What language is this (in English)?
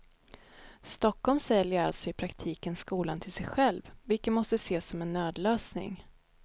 Swedish